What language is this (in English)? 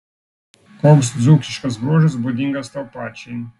Lithuanian